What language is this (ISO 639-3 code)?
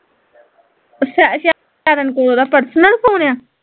pan